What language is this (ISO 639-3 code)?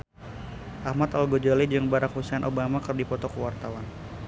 sun